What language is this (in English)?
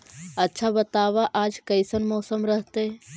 Magahi